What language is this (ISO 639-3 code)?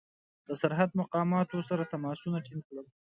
pus